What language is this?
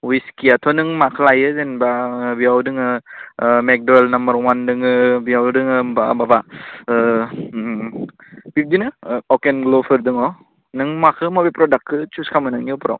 Bodo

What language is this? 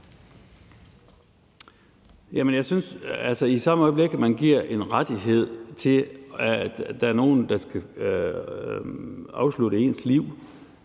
Danish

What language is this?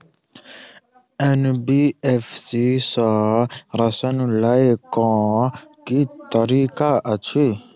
Maithili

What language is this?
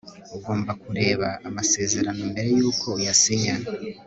Kinyarwanda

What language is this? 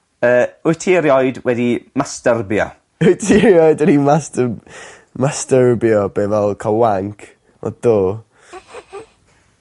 Welsh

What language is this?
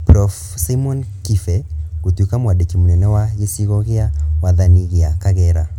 Kikuyu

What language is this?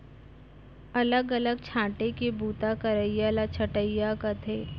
Chhattisgarhi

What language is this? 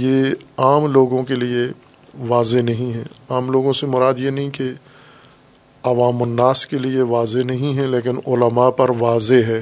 Urdu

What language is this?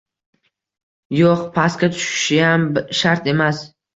Uzbek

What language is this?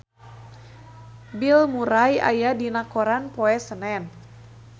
Sundanese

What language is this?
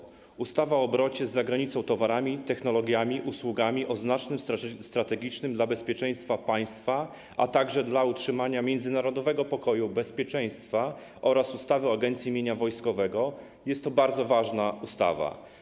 Polish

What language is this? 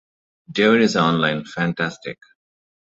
English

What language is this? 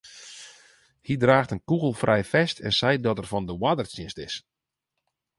Western Frisian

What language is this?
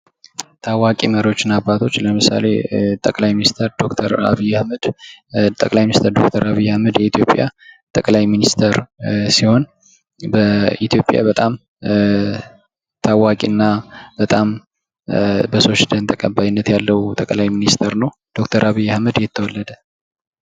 Amharic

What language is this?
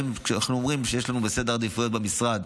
Hebrew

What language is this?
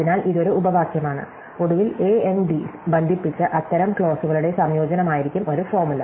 Malayalam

